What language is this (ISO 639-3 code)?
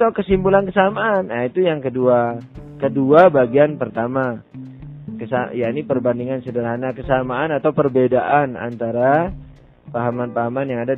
ind